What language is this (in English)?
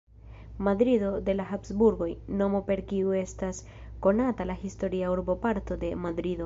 Esperanto